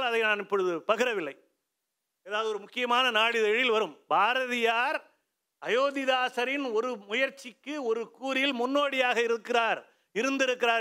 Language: Tamil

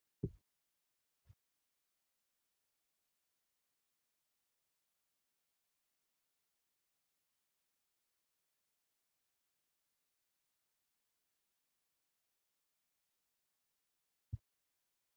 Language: Oromo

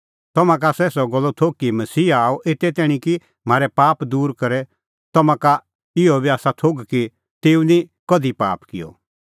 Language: Kullu Pahari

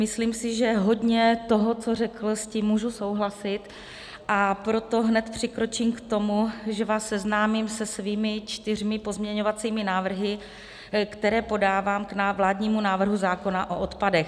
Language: Czech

